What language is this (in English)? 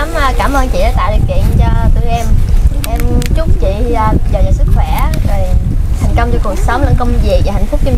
Vietnamese